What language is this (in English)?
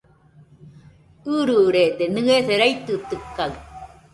Nüpode Huitoto